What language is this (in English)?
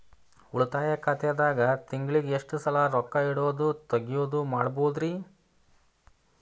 Kannada